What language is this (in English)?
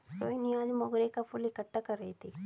Hindi